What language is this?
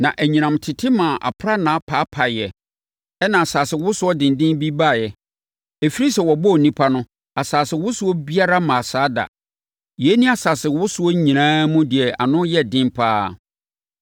Akan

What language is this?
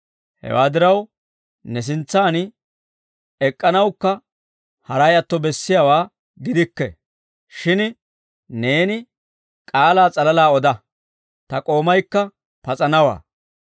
Dawro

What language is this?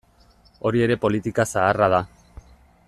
Basque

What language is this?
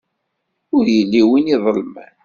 Kabyle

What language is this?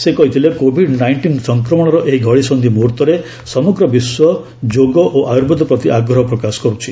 Odia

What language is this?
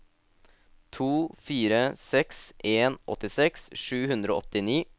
Norwegian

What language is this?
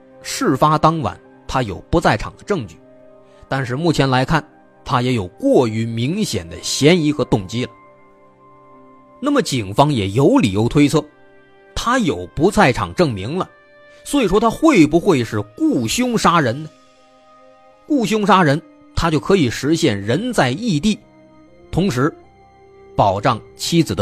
Chinese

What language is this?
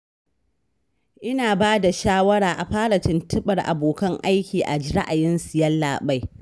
Hausa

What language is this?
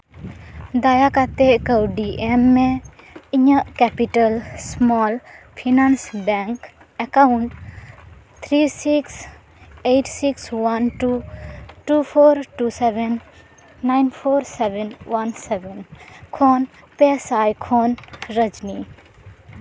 Santali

